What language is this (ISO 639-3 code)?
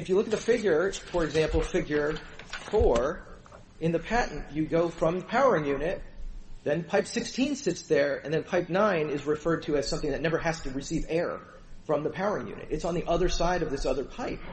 eng